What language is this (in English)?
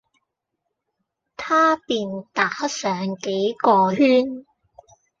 Cantonese